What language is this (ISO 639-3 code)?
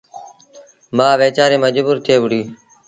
sbn